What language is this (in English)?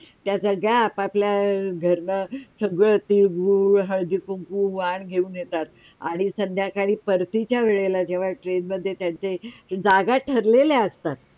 Marathi